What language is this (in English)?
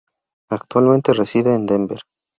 Spanish